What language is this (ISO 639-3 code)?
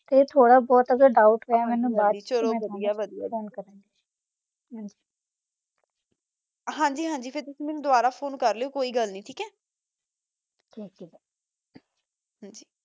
pan